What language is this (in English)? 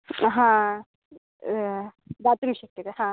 Sanskrit